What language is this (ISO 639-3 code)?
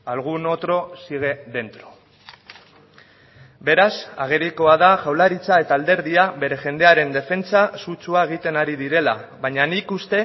eus